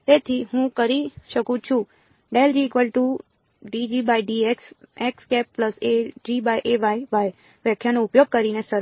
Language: Gujarati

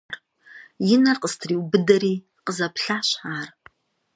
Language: Kabardian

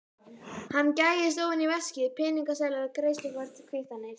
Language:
Icelandic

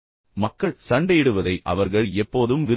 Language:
Tamil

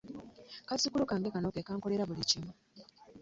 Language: Ganda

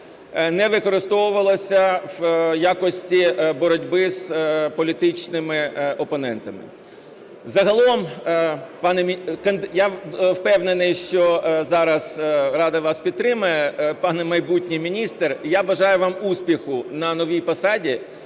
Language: Ukrainian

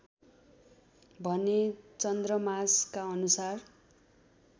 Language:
Nepali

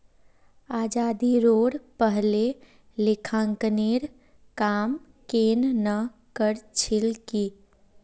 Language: Magahi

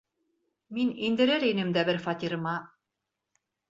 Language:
Bashkir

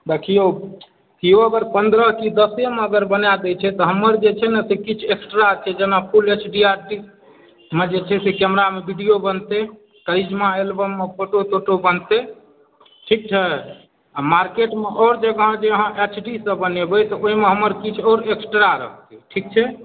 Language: Maithili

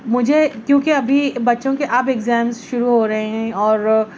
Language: Urdu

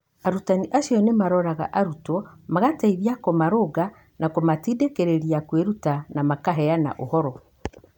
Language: Kikuyu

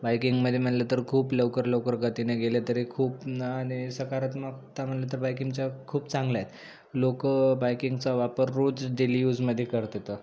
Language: Marathi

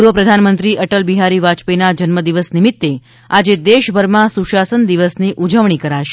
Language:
Gujarati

